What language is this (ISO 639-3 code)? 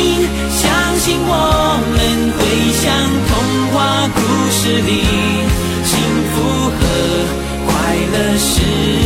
zho